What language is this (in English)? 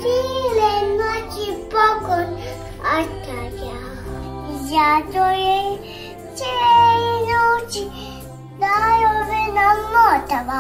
Romanian